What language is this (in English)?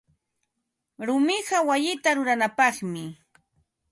Ambo-Pasco Quechua